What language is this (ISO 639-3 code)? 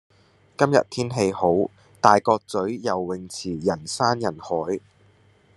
yue